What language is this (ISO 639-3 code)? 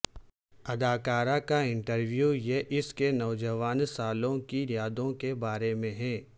urd